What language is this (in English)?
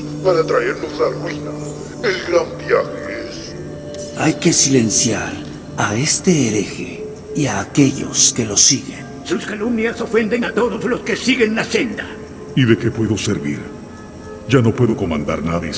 Spanish